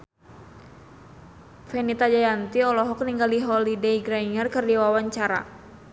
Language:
Sundanese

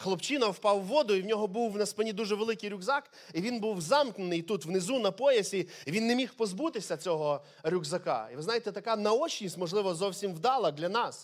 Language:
Ukrainian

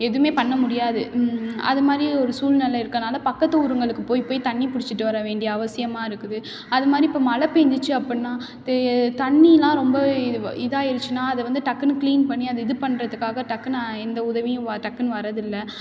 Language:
Tamil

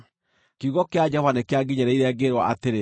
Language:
Kikuyu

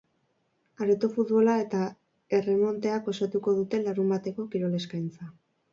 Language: Basque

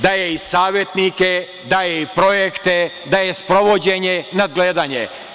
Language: Serbian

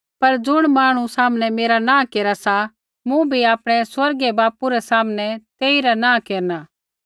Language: Kullu Pahari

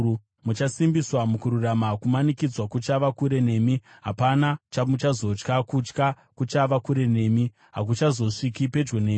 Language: Shona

